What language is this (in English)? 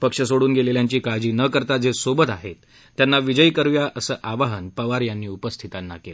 Marathi